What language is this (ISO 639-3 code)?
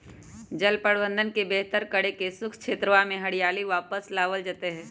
mag